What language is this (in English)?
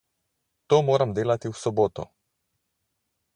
Slovenian